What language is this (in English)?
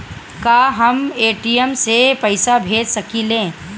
Bhojpuri